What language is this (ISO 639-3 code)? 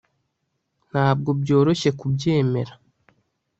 kin